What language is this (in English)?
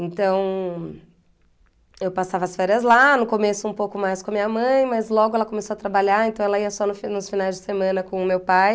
Portuguese